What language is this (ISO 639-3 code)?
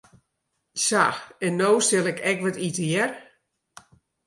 fry